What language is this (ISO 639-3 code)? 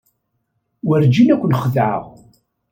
kab